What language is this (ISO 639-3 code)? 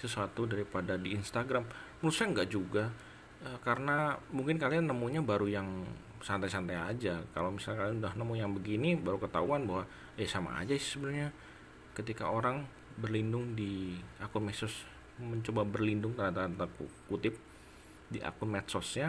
ind